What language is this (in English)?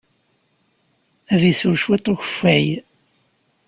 Kabyle